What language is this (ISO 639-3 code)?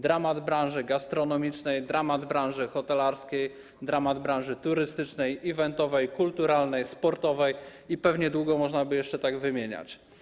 pol